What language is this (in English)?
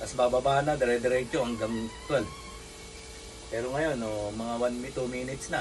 Filipino